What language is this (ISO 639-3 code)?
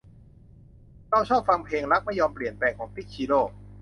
tha